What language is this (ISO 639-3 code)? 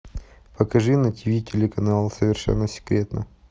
rus